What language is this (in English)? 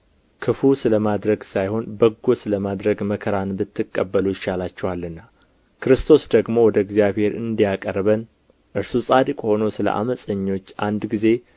Amharic